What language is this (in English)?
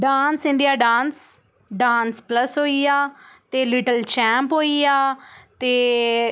Dogri